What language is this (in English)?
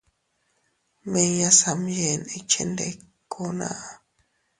Teutila Cuicatec